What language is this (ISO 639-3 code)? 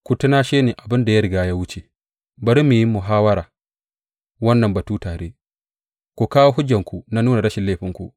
hau